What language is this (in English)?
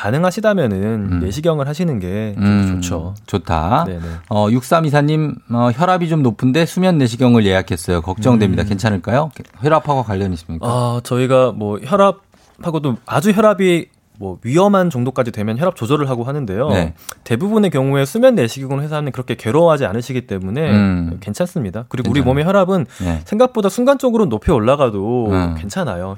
Korean